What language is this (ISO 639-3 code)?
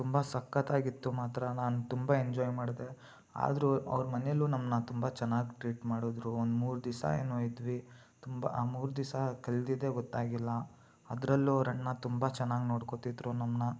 kan